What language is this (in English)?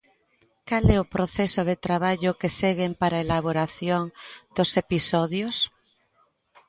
Galician